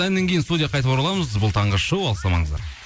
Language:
Kazakh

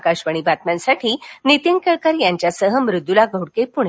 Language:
Marathi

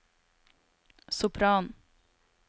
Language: Norwegian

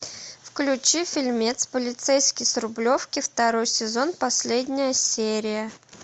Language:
Russian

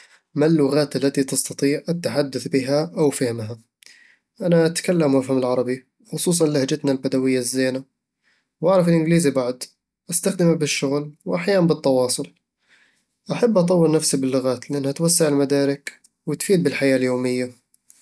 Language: Eastern Egyptian Bedawi Arabic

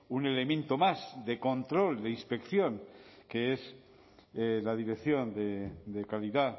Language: Spanish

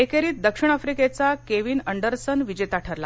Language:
Marathi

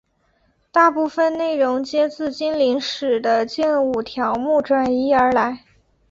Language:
Chinese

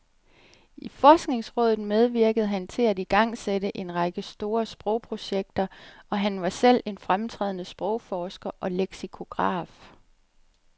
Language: Danish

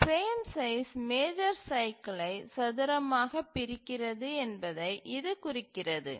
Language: Tamil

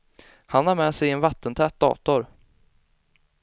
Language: Swedish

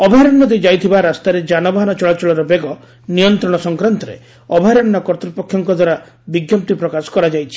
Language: Odia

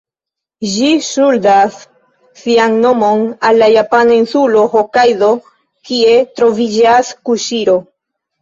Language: Esperanto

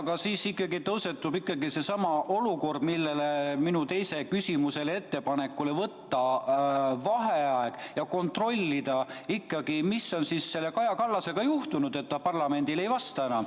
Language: Estonian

